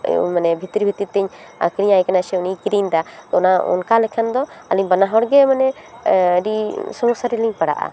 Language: Santali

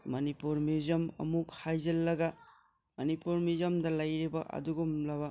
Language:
Manipuri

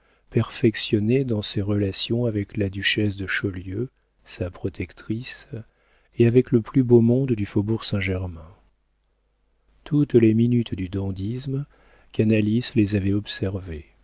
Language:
French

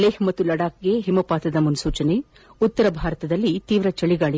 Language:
Kannada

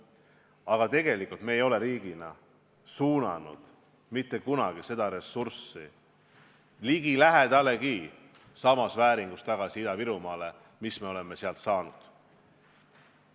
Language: Estonian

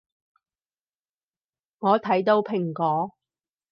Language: Cantonese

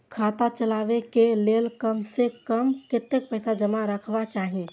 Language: Maithili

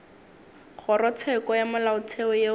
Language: Northern Sotho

